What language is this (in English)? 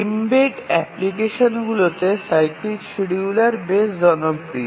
Bangla